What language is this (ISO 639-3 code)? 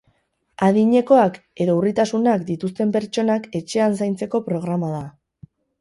eus